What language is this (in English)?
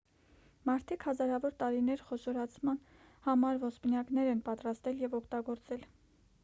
Armenian